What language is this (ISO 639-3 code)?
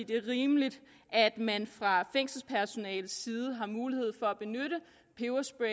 dan